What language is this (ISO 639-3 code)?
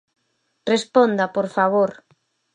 glg